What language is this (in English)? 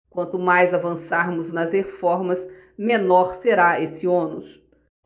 Portuguese